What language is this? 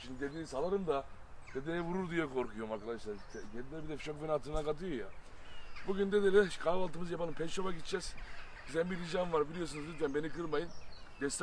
Turkish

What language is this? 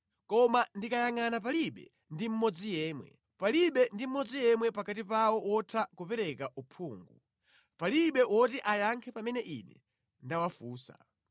Nyanja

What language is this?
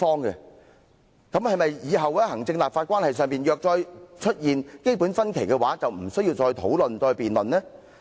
Cantonese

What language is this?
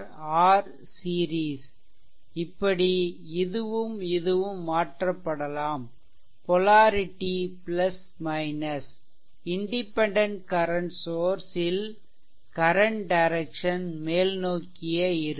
Tamil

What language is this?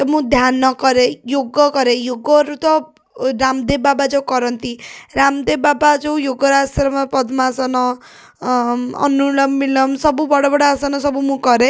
Odia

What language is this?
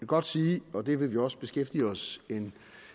Danish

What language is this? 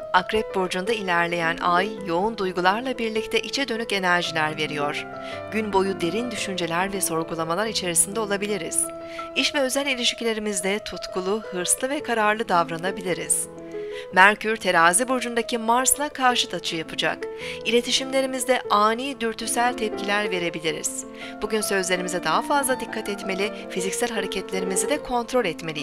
Turkish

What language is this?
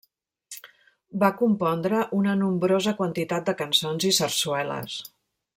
Catalan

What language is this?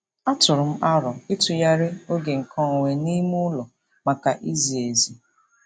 Igbo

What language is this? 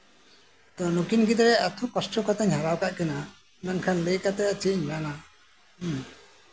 Santali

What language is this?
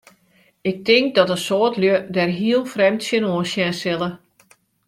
Western Frisian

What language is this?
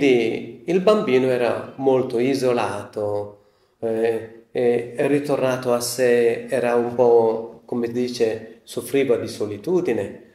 Italian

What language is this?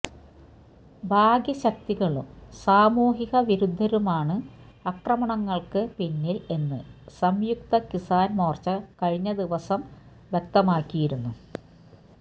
Malayalam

